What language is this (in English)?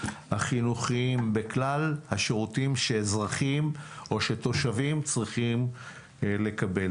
Hebrew